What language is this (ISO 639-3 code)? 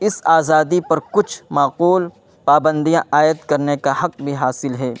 urd